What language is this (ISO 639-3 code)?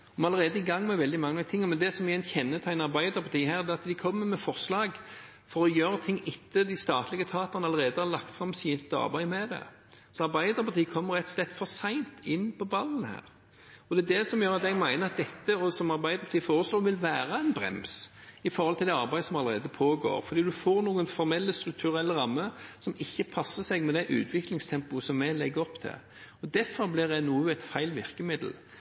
nob